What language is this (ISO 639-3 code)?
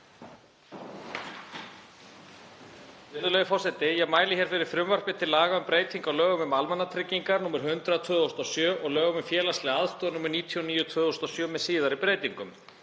isl